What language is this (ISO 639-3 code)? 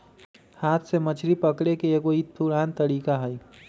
mag